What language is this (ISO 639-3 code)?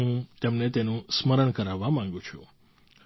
guj